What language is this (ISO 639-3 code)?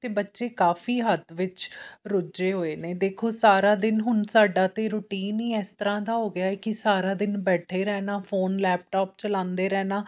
pan